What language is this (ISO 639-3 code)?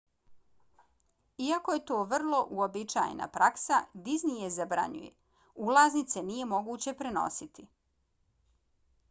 bos